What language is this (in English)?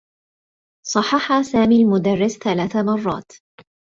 Arabic